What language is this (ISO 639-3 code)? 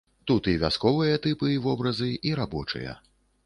bel